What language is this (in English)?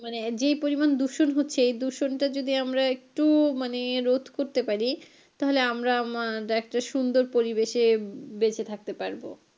Bangla